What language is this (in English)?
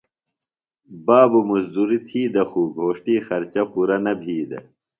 Phalura